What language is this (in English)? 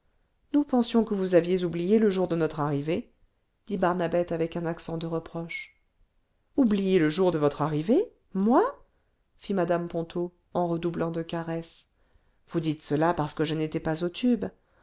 French